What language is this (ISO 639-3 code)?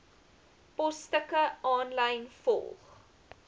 afr